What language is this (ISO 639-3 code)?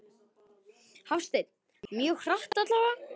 isl